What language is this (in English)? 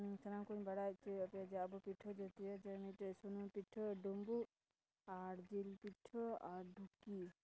Santali